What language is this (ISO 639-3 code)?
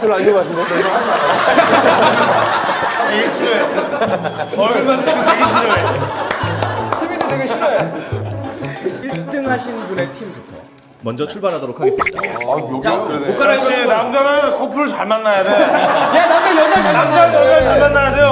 kor